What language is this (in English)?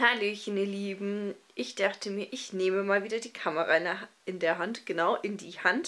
German